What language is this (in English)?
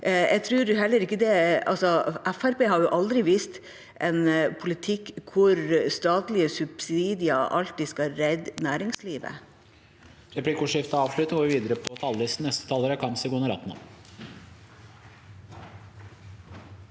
Norwegian